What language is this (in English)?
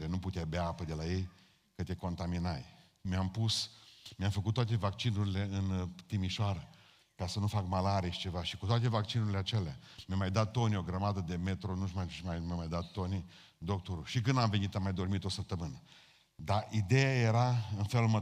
Romanian